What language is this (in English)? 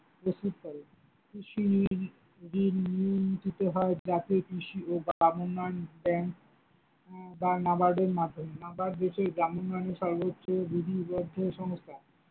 Bangla